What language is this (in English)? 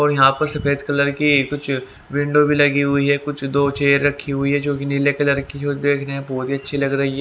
Hindi